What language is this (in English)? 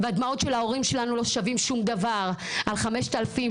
Hebrew